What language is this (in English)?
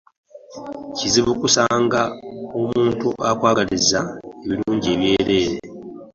Ganda